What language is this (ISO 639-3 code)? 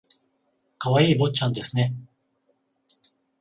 jpn